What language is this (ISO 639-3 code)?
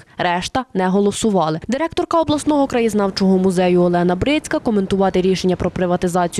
ukr